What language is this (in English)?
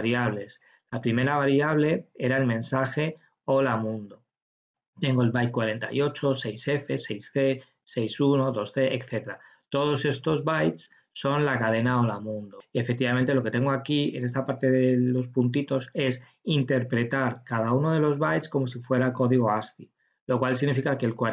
Spanish